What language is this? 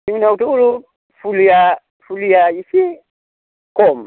Bodo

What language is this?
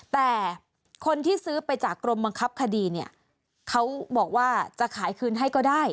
Thai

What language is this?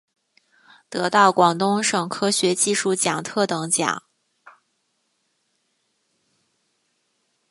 Chinese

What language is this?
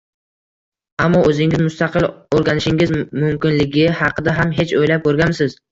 Uzbek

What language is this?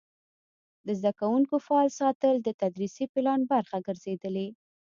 Pashto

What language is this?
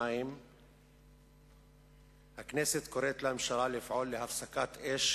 Hebrew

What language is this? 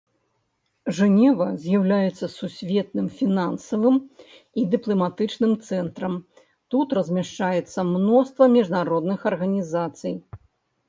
Belarusian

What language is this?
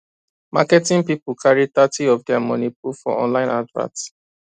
Nigerian Pidgin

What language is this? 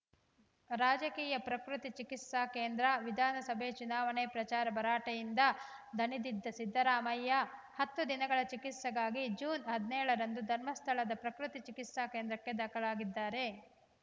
Kannada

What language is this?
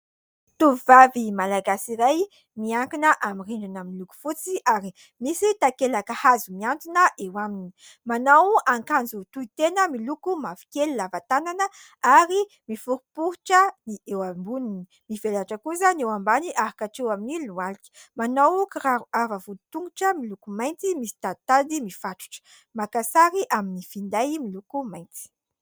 Malagasy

